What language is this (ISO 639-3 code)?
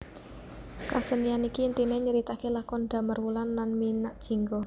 jav